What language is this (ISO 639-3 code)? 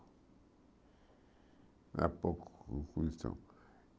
por